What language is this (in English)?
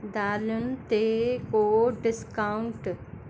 Sindhi